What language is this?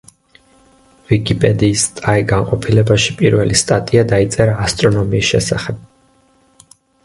Georgian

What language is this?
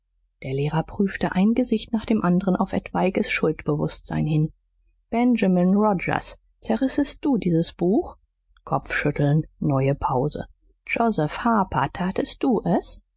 German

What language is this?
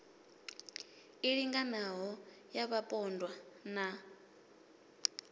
Venda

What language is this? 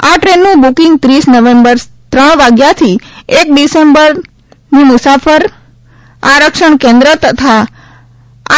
Gujarati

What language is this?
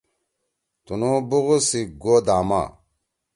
Torwali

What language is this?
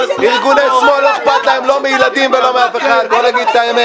Hebrew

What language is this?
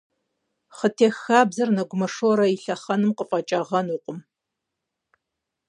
Kabardian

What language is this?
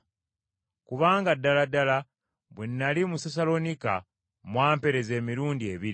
Ganda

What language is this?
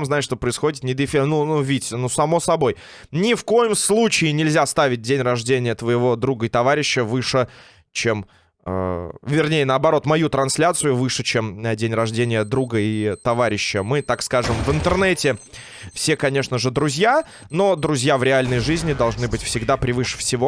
Russian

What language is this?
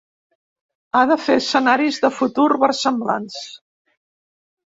Catalan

